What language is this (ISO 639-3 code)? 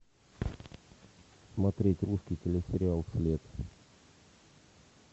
rus